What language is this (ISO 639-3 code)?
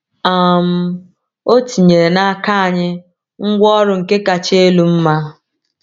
ibo